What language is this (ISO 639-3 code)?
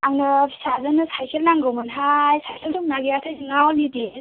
brx